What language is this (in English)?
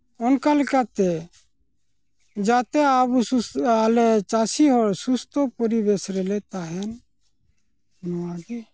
Santali